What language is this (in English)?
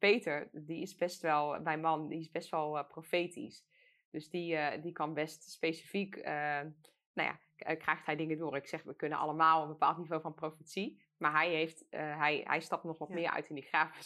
Dutch